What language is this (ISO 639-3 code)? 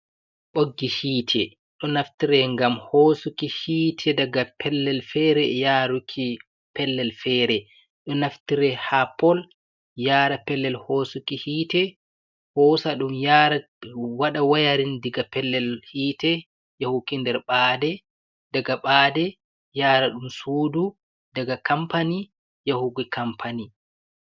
ful